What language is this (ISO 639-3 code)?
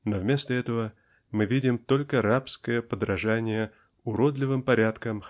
rus